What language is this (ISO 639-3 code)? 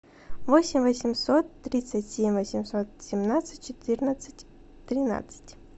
rus